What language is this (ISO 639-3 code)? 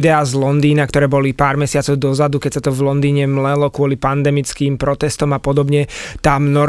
slk